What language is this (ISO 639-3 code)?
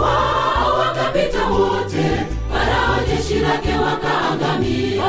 swa